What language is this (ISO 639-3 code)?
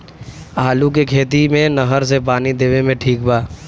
bho